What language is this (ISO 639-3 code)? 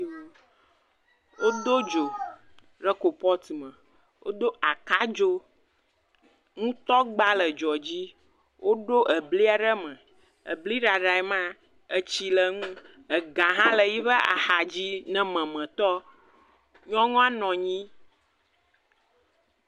ewe